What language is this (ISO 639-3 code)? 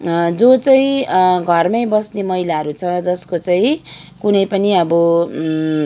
nep